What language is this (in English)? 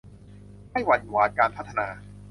Thai